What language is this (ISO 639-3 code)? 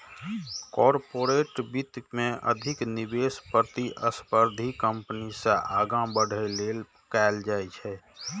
mai